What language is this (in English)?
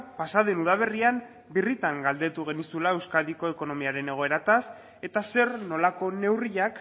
Basque